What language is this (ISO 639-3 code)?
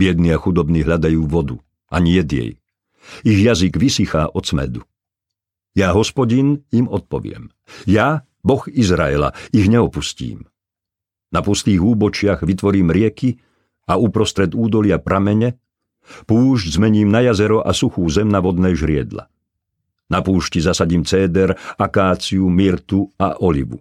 slk